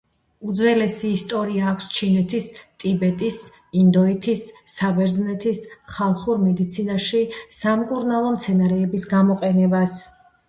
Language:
Georgian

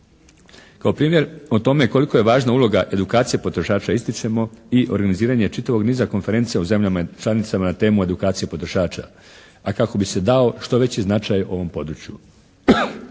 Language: Croatian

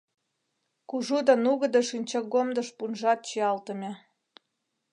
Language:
Mari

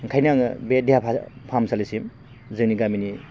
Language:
Bodo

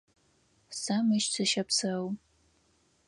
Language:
Adyghe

